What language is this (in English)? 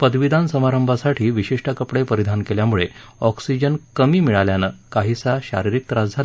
Marathi